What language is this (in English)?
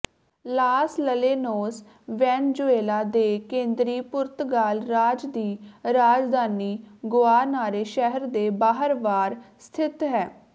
Punjabi